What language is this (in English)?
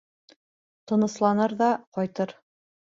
Bashkir